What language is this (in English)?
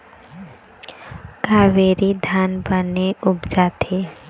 Chhattisgarhi